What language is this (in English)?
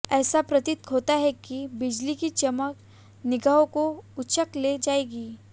Hindi